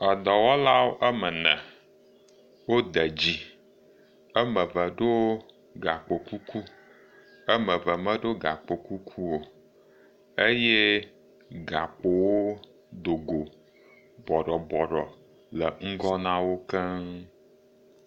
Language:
Ewe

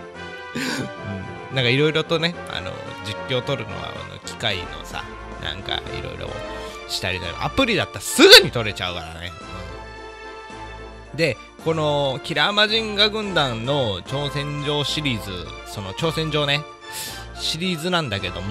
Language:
Japanese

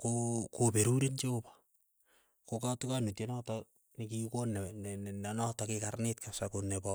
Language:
Keiyo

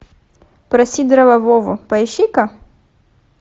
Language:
Russian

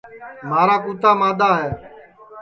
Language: Sansi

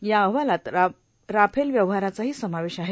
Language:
Marathi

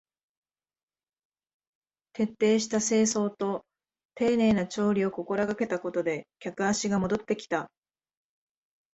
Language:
Japanese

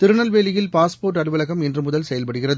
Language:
Tamil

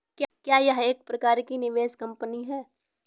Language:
Hindi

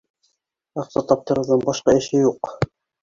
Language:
Bashkir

